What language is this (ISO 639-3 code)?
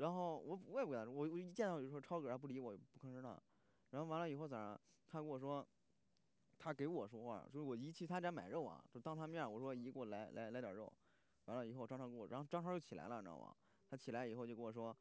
zho